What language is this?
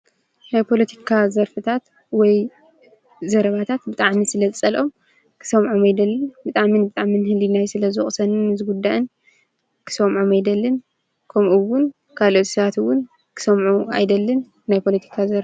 Tigrinya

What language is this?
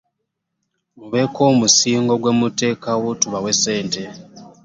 Ganda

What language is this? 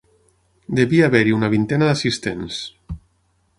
Catalan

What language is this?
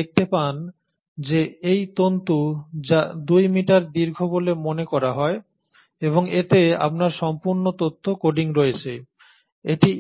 Bangla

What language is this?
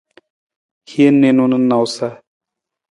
Nawdm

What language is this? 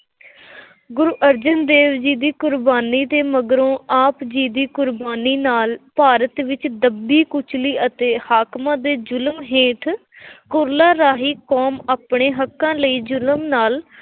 Punjabi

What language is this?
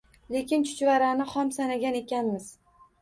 Uzbek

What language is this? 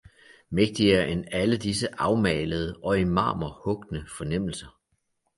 Danish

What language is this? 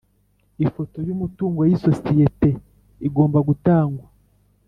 Kinyarwanda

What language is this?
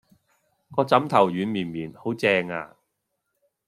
Cantonese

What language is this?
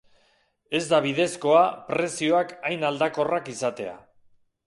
Basque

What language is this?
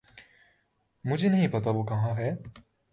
Urdu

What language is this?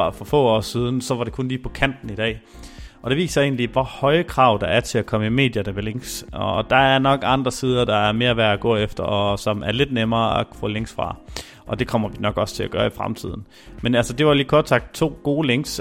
Danish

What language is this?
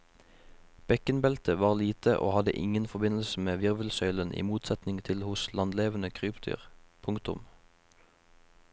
Norwegian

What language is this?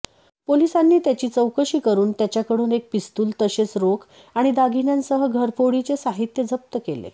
Marathi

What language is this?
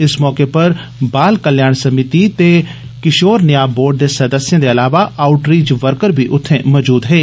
Dogri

